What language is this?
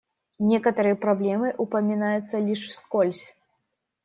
Russian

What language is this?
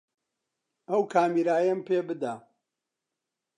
Central Kurdish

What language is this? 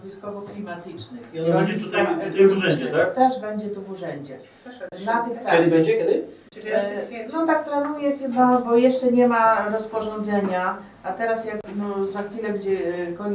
Polish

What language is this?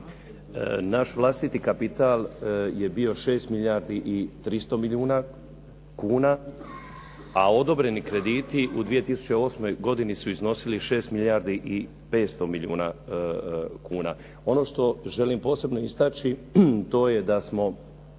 Croatian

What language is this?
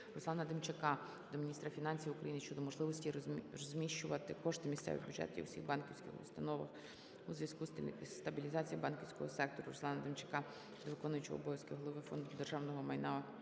Ukrainian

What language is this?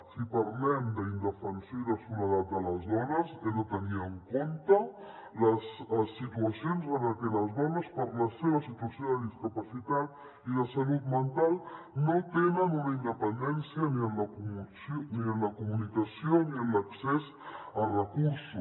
Catalan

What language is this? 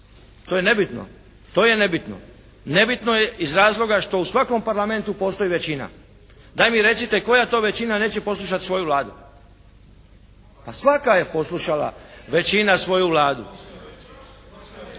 Croatian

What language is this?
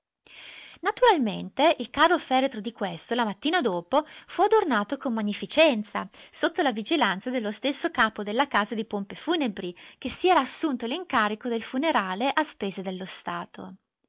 Italian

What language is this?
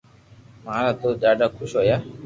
Loarki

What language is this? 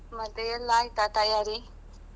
Kannada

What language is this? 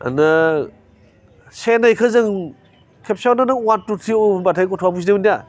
Bodo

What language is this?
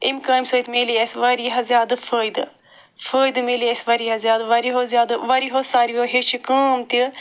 Kashmiri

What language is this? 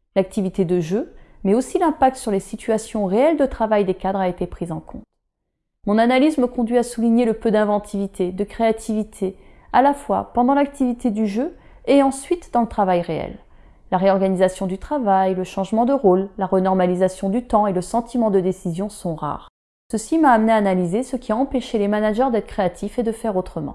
French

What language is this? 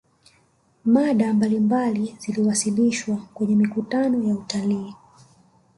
Swahili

